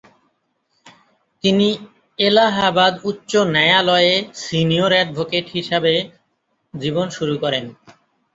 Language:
Bangla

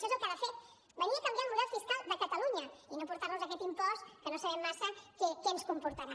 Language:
Catalan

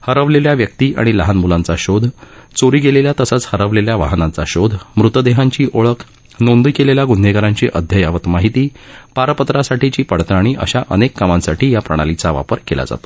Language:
Marathi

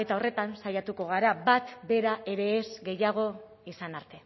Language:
Basque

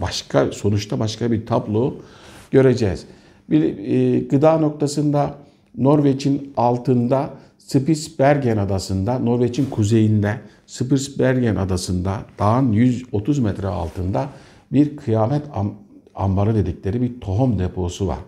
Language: Turkish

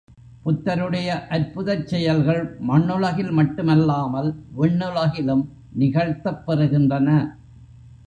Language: Tamil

